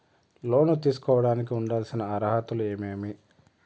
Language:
Telugu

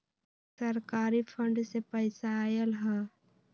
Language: Magahi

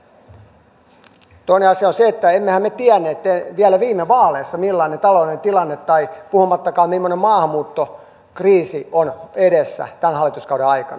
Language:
Finnish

